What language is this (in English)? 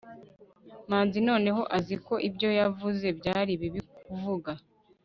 Kinyarwanda